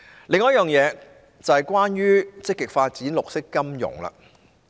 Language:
Cantonese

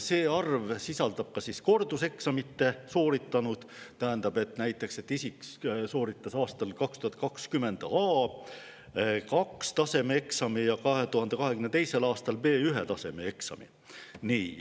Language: Estonian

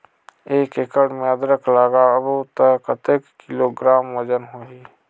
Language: Chhattisgarhi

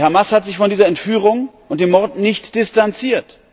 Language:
German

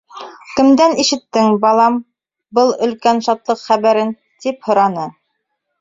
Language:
Bashkir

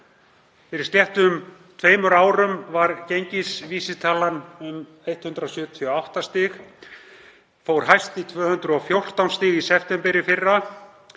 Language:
Icelandic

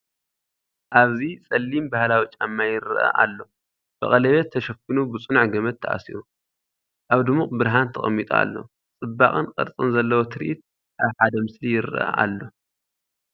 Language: Tigrinya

